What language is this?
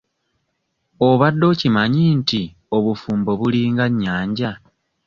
Ganda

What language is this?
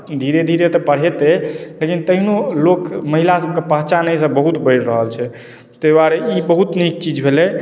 Maithili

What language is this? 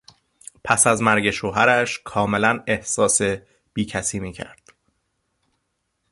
Persian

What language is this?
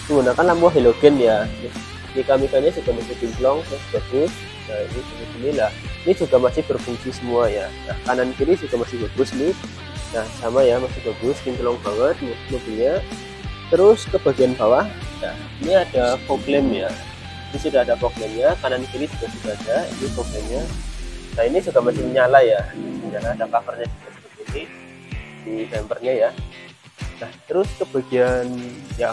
Indonesian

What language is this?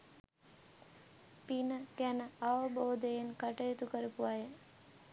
Sinhala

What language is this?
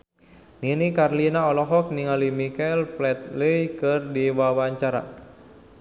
Sundanese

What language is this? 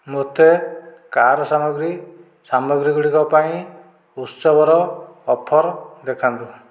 Odia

